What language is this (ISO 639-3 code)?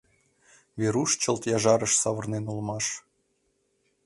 chm